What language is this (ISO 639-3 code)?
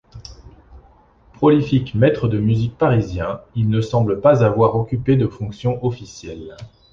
fra